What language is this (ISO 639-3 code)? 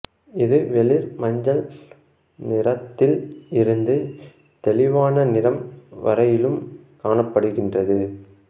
tam